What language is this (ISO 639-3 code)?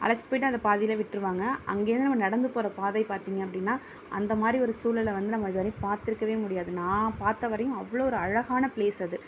tam